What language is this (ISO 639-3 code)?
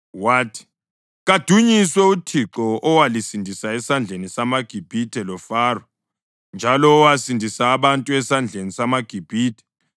nde